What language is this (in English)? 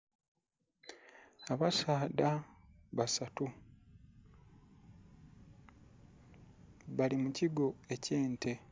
Soga